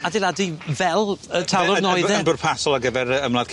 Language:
Welsh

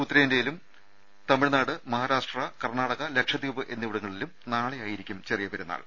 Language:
Malayalam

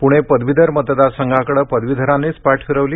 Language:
Marathi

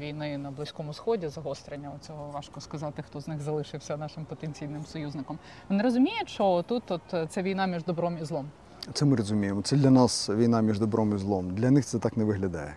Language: Ukrainian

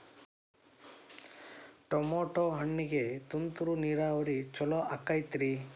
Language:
Kannada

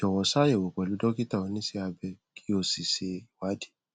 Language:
Yoruba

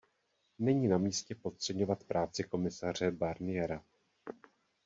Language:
Czech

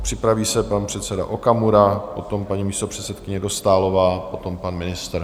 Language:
Czech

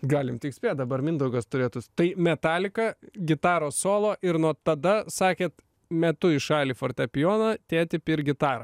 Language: Lithuanian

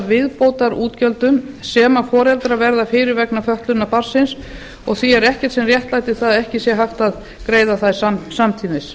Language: Icelandic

